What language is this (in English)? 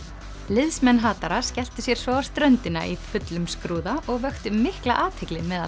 Icelandic